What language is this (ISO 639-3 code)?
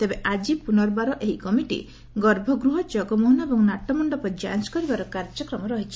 ori